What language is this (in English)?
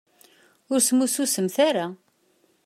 Kabyle